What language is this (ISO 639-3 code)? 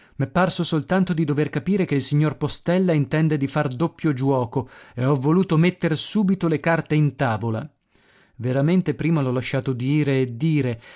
ita